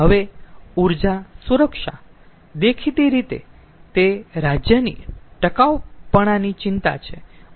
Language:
Gujarati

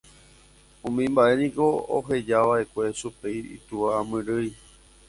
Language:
Guarani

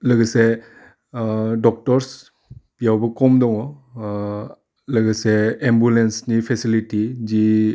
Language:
Bodo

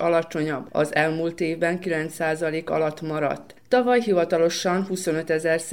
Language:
Hungarian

